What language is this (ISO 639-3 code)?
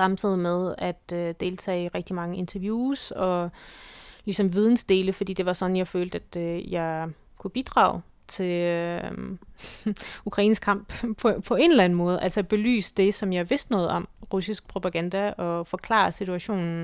dan